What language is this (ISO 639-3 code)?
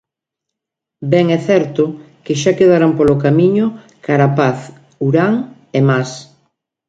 glg